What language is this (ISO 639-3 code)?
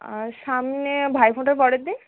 ben